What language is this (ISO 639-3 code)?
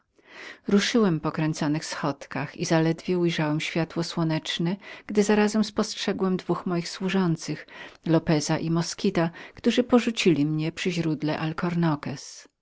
pol